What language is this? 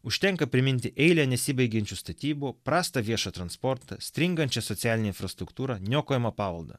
Lithuanian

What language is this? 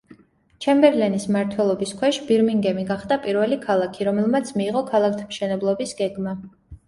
Georgian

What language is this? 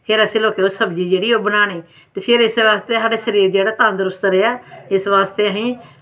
Dogri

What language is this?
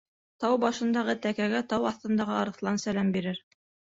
Bashkir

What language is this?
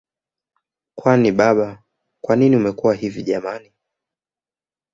Swahili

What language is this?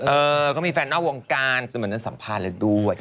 Thai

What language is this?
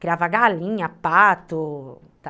Portuguese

